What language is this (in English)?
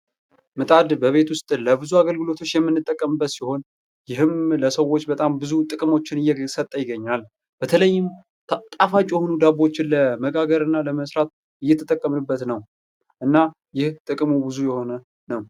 Amharic